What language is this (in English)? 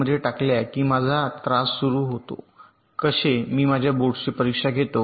Marathi